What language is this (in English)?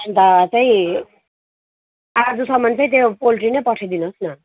Nepali